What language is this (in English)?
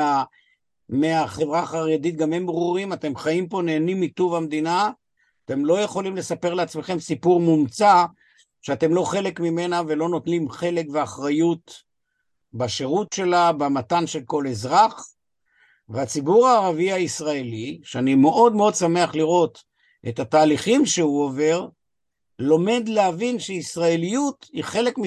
Hebrew